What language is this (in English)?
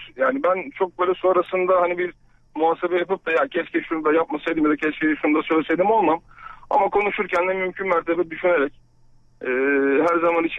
Turkish